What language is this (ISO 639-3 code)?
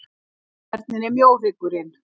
isl